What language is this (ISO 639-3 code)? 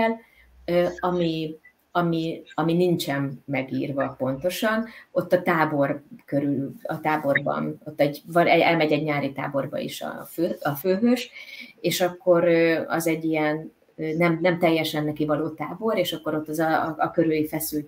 hun